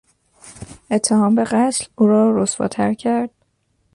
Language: Persian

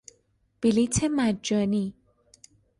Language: Persian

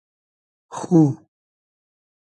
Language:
Hazaragi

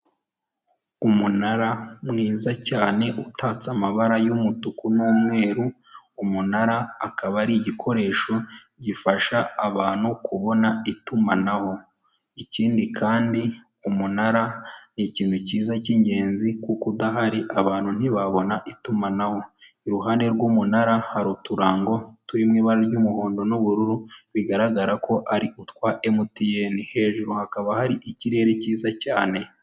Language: Kinyarwanda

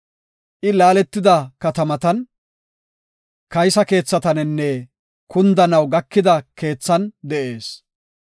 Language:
Gofa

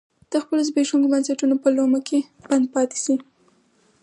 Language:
Pashto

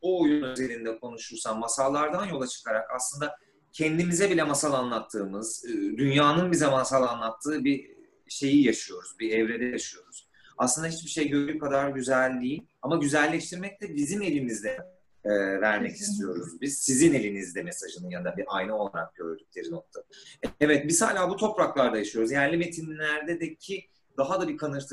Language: Turkish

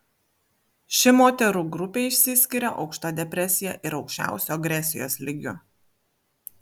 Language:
Lithuanian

